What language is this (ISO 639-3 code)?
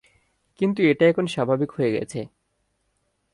ben